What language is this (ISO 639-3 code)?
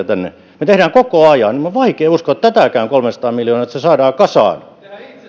fin